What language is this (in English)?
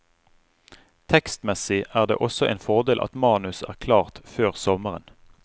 Norwegian